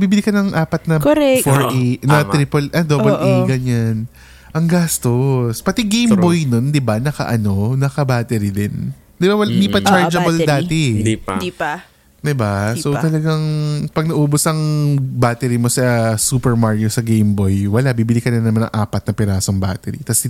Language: Filipino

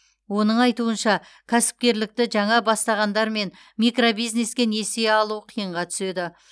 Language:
Kazakh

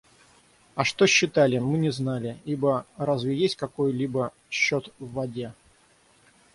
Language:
Russian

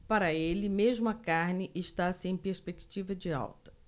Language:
Portuguese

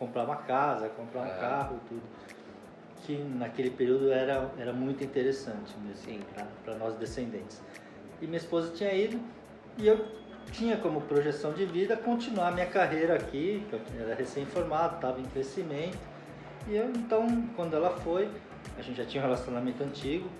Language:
Portuguese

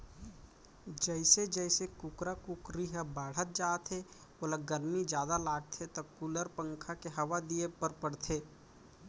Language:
Chhattisgarhi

